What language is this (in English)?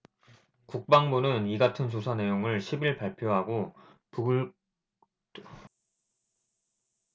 Korean